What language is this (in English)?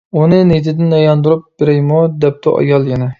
Uyghur